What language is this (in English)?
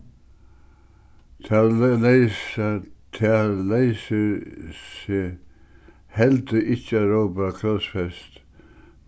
Faroese